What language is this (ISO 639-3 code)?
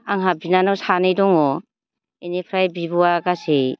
brx